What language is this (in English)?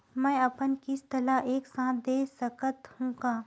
Chhattisgarhi